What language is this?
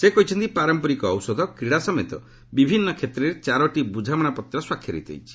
Odia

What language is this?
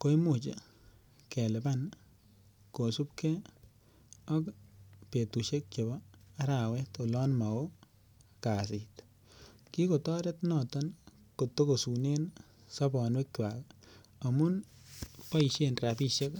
Kalenjin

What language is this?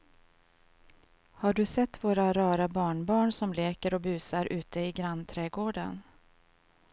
Swedish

